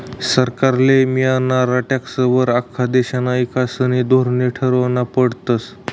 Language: Marathi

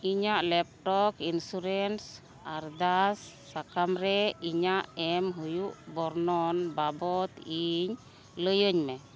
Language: Santali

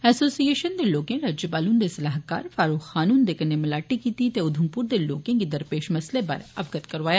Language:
Dogri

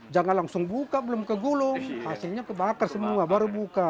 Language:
Indonesian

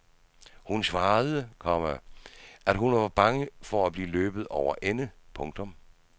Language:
Danish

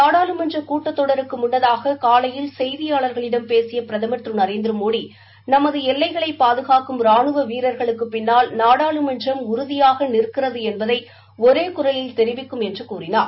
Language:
Tamil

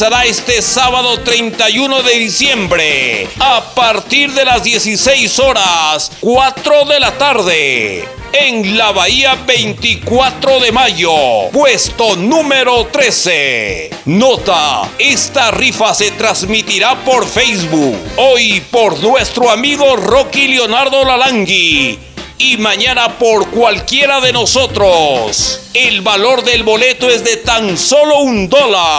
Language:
Spanish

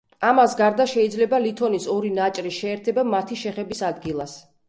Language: Georgian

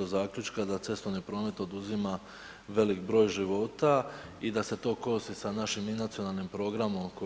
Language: Croatian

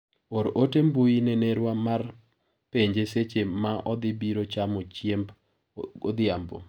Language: Luo (Kenya and Tanzania)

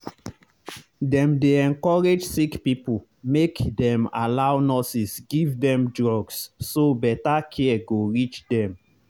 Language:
Nigerian Pidgin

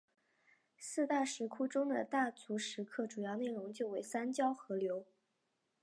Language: Chinese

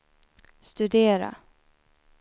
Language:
Swedish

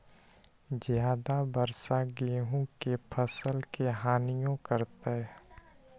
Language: Magahi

